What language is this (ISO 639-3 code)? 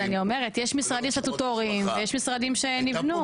heb